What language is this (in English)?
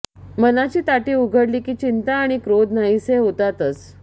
Marathi